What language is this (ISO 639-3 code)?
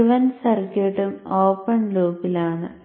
mal